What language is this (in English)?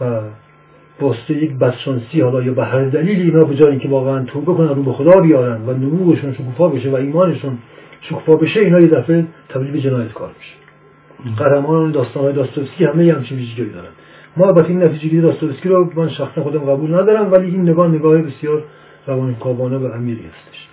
Persian